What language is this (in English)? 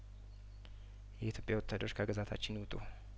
Amharic